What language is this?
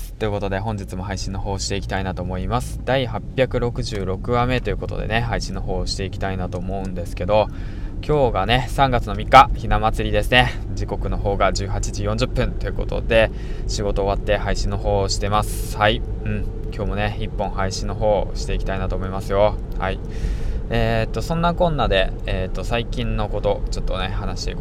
Japanese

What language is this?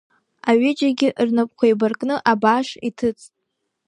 Abkhazian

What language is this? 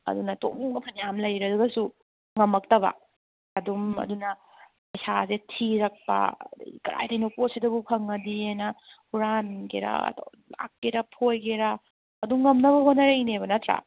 Manipuri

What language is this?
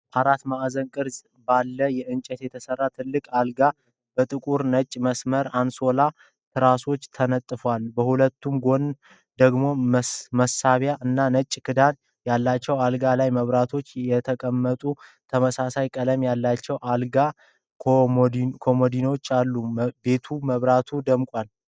Amharic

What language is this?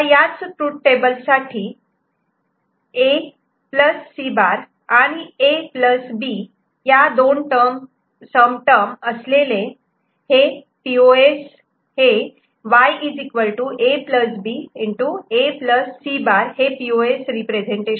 Marathi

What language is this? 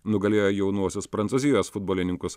Lithuanian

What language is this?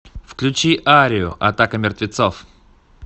Russian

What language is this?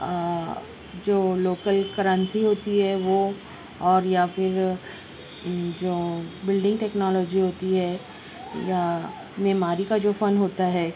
Urdu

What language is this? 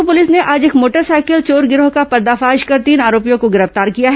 Hindi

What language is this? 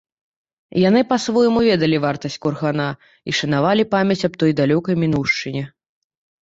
Belarusian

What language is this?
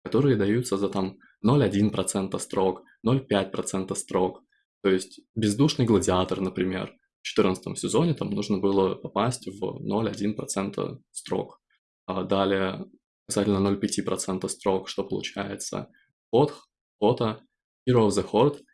Russian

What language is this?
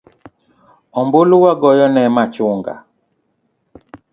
Luo (Kenya and Tanzania)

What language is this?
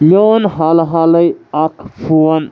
Kashmiri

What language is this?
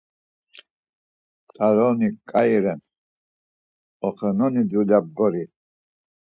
Laz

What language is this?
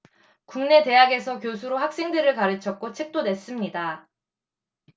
Korean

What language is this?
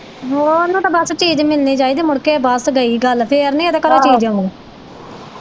Punjabi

